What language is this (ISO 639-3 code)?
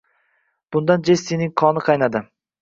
uzb